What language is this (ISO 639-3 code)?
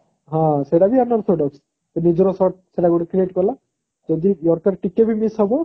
ori